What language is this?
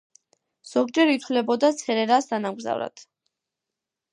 Georgian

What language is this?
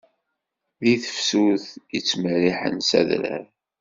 Kabyle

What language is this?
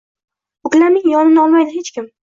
Uzbek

